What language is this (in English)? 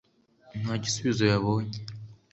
Kinyarwanda